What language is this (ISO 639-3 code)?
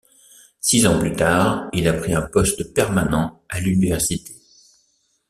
fra